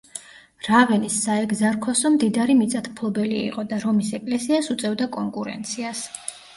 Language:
Georgian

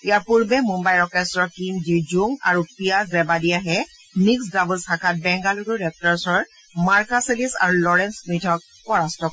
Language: Assamese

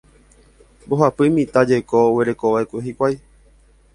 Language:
Guarani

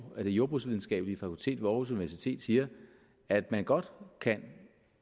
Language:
Danish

